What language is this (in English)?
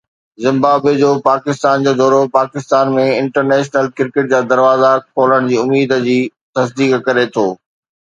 Sindhi